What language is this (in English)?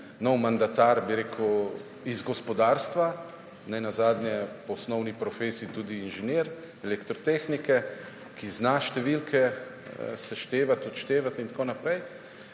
Slovenian